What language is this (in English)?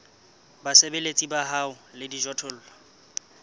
Southern Sotho